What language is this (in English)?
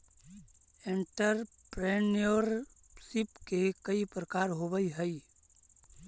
Magahi